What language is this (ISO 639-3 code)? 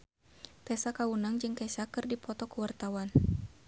sun